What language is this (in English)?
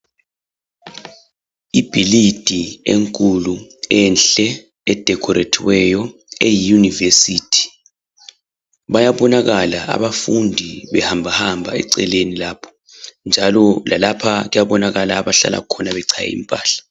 North Ndebele